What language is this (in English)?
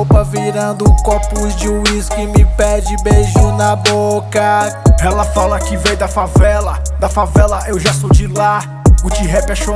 Portuguese